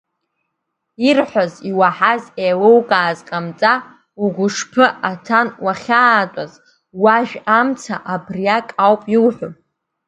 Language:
Abkhazian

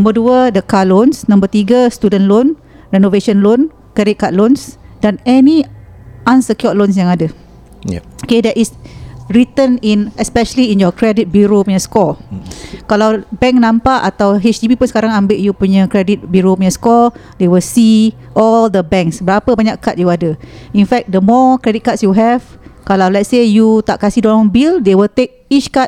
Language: Malay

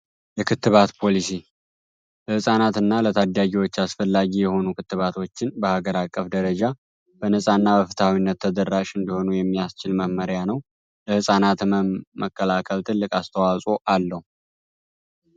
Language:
Amharic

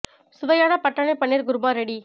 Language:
Tamil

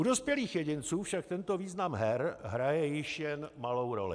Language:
Czech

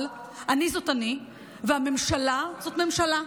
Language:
Hebrew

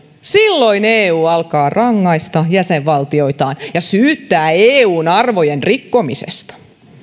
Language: Finnish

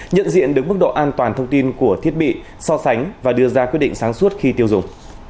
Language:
Vietnamese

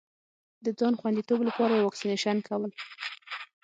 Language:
Pashto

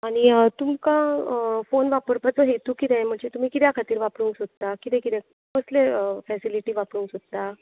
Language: Konkani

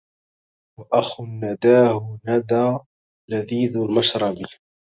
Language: Arabic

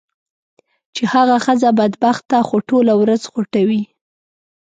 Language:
Pashto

